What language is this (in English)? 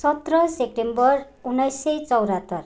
Nepali